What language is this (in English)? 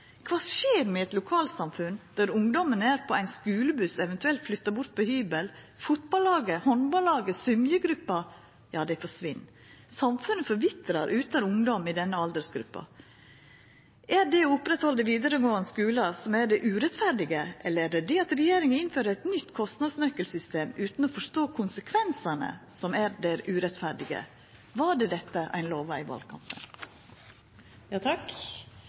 Norwegian Nynorsk